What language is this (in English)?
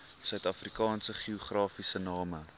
Afrikaans